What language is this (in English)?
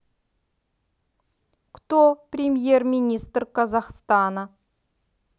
Russian